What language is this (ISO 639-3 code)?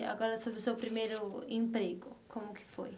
por